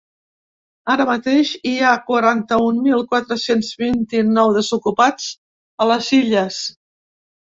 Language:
Catalan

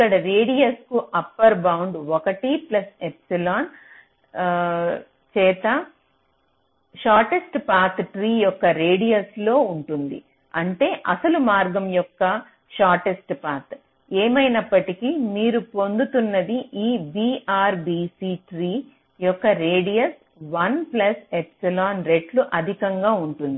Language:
Telugu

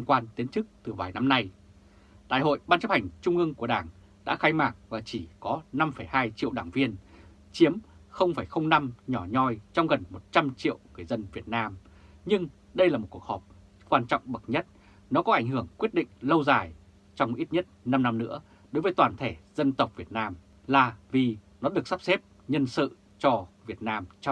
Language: Vietnamese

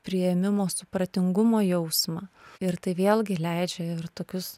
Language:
Lithuanian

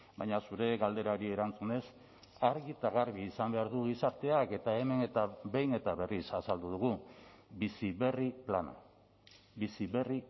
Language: Basque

